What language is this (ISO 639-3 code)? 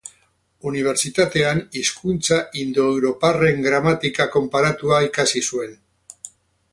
eus